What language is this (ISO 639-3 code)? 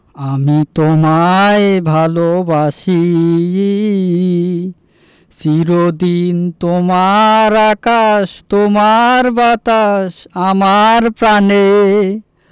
ben